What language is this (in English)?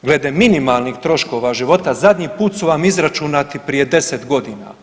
Croatian